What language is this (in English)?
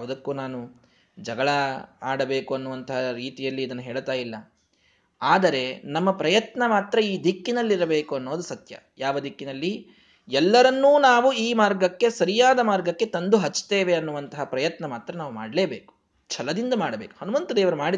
Kannada